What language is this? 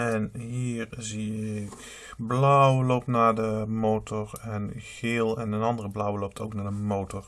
Dutch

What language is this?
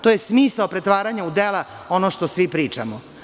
Serbian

